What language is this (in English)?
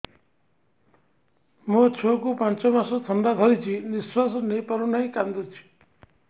Odia